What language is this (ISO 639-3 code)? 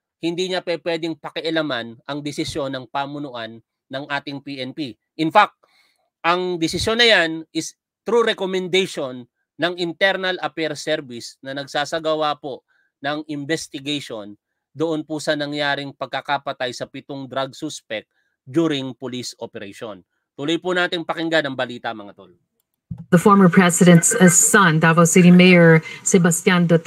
fil